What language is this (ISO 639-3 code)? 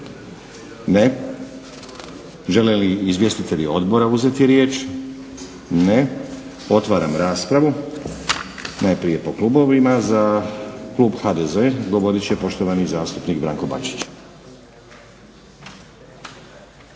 hrv